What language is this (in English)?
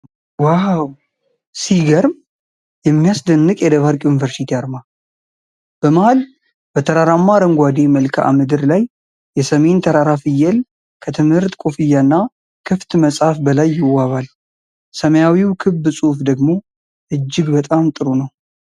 Amharic